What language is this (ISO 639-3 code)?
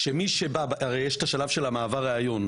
heb